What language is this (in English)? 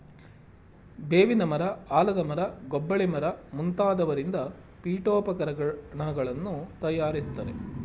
Kannada